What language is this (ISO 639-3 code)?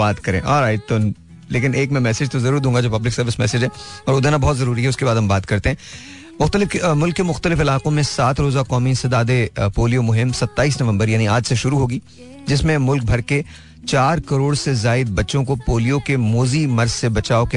hin